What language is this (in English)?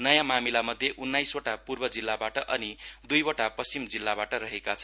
Nepali